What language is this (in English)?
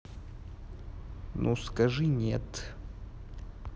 Russian